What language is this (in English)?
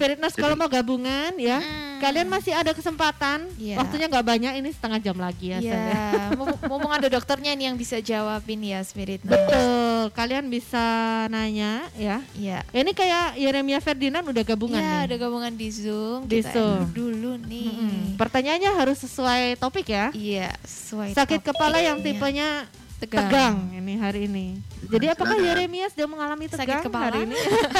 Indonesian